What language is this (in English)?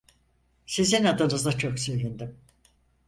Turkish